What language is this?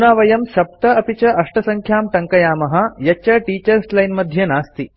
Sanskrit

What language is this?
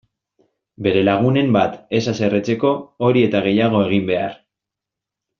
Basque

